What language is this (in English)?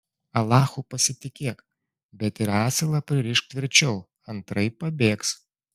Lithuanian